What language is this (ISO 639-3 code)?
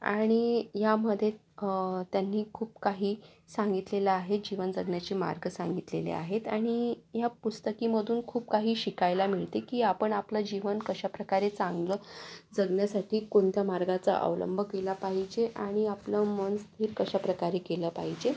mar